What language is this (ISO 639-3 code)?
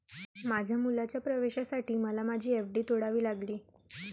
mar